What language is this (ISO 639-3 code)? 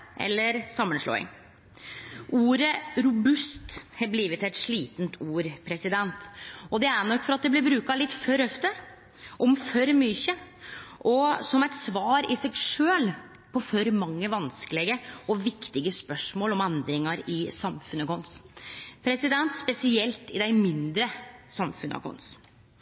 nno